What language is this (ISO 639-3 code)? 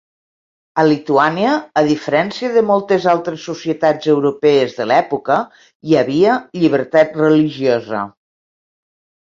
cat